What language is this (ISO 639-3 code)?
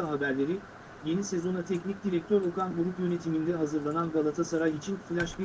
tur